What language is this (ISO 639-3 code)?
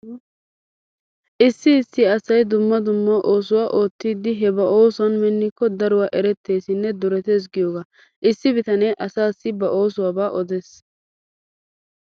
wal